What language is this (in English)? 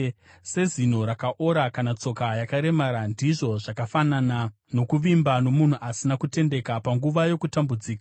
Shona